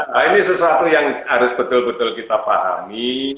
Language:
Indonesian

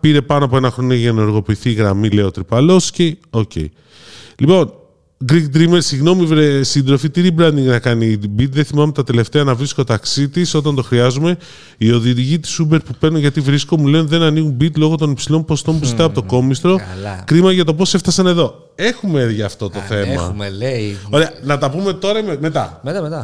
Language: Greek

